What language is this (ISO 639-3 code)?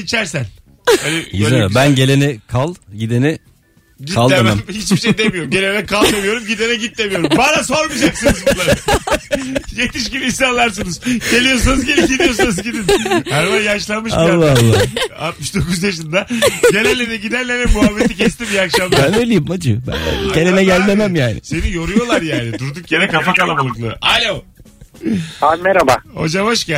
tur